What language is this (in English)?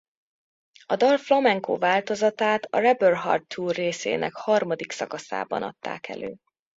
Hungarian